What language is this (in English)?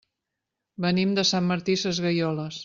Catalan